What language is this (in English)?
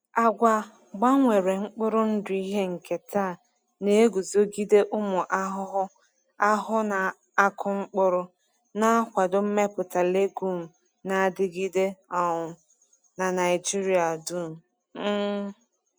Igbo